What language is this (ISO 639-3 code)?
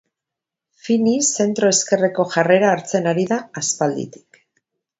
eus